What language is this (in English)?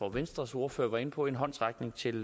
Danish